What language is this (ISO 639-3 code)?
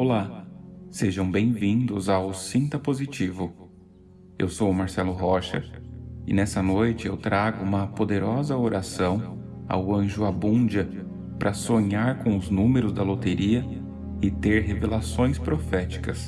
por